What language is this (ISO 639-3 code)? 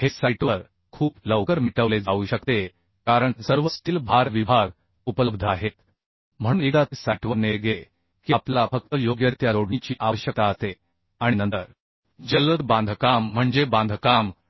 mar